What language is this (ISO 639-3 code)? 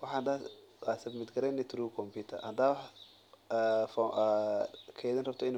som